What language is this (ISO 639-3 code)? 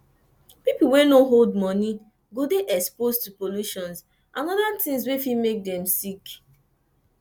pcm